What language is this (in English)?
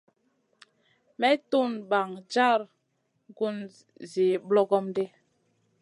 Masana